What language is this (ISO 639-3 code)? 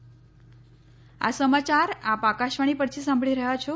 guj